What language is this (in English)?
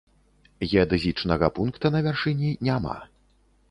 Belarusian